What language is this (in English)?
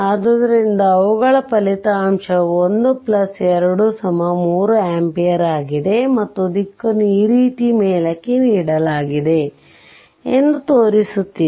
Kannada